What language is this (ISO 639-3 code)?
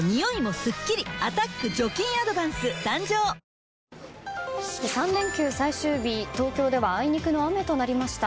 jpn